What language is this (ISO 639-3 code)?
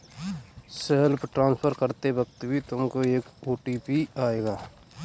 hin